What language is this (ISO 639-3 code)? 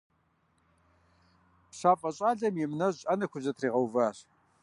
kbd